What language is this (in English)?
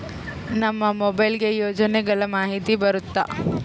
Kannada